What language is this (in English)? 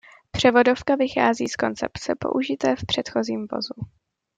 Czech